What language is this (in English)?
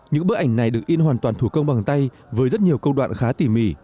Vietnamese